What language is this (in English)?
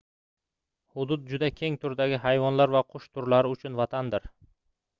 Uzbek